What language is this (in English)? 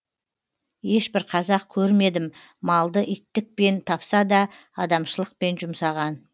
Kazakh